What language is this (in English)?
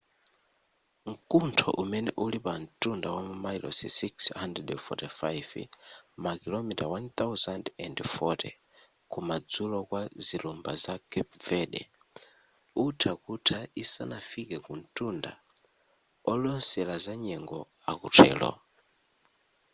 Nyanja